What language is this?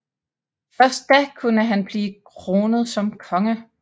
Danish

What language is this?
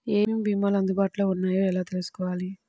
Telugu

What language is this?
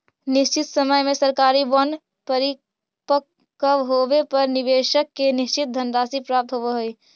Magahi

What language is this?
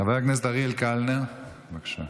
Hebrew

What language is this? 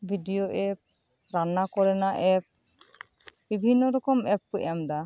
Santali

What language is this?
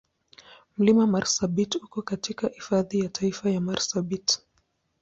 Swahili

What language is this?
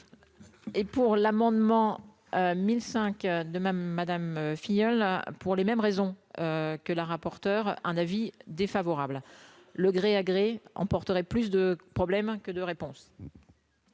French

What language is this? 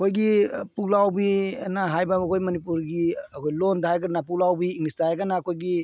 Manipuri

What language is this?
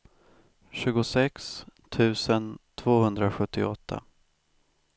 Swedish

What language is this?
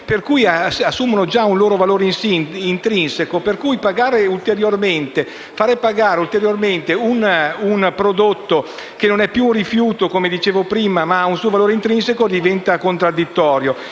Italian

